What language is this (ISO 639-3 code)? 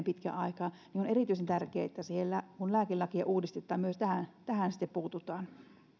fin